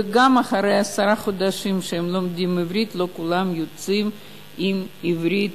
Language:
Hebrew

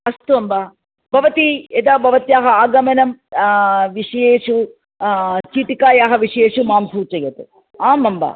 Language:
Sanskrit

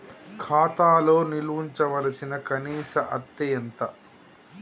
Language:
Telugu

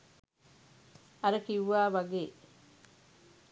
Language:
Sinhala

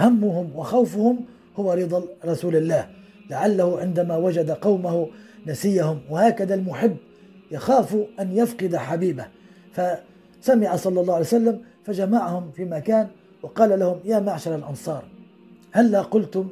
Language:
Arabic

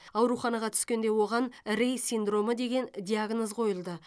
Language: Kazakh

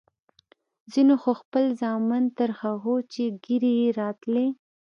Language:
Pashto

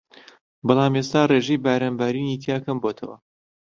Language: Central Kurdish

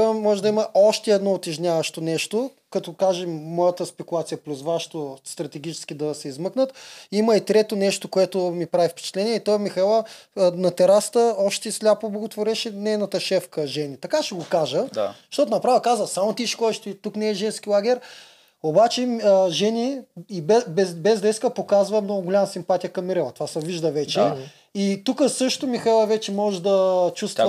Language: Bulgarian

